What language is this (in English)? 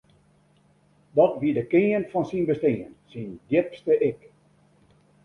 Western Frisian